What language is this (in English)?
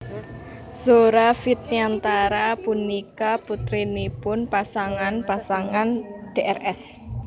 Javanese